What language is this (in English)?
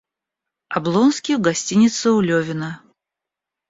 Russian